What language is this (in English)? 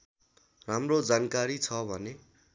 Nepali